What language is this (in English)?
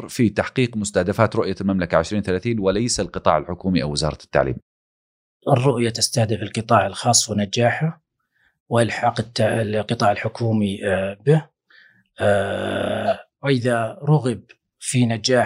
Arabic